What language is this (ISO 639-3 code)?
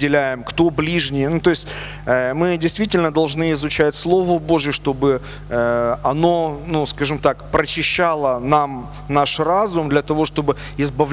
rus